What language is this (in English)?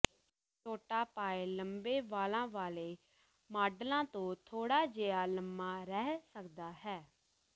Punjabi